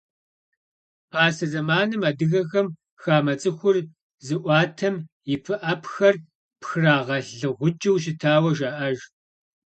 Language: Kabardian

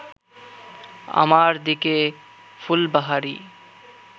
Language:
Bangla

